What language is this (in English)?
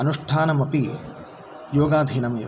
Sanskrit